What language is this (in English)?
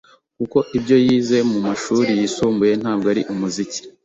Kinyarwanda